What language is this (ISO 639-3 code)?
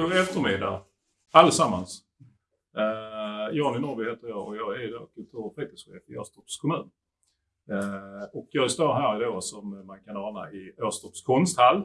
swe